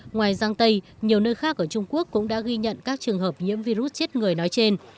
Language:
Vietnamese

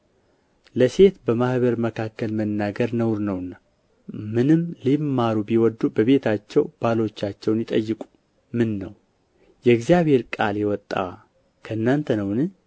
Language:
Amharic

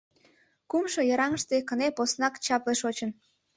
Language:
Mari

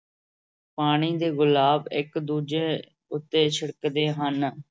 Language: Punjabi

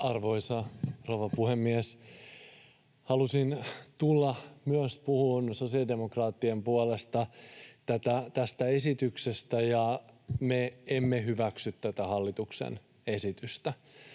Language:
Finnish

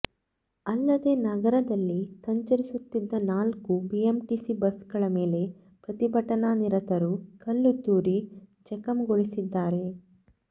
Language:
Kannada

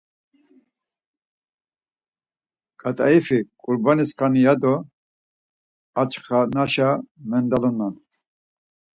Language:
Laz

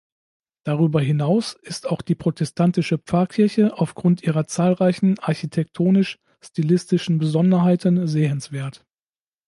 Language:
German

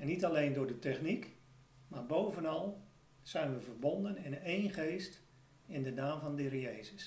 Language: Dutch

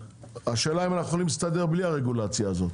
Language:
Hebrew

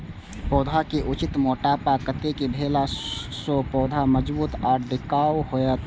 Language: Maithili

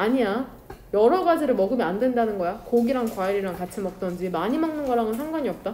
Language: Korean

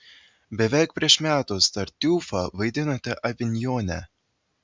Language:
Lithuanian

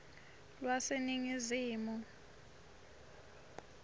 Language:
Swati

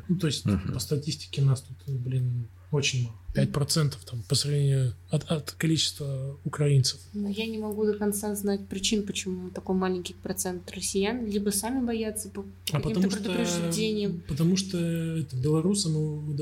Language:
Russian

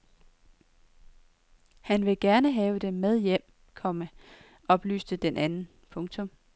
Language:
Danish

